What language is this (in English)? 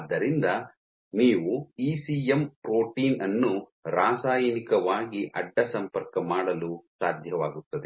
Kannada